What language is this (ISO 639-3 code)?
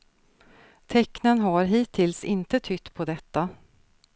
swe